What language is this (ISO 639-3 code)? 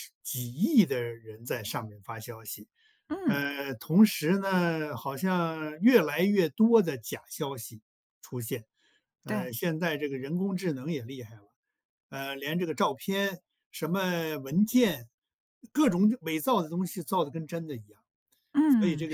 zho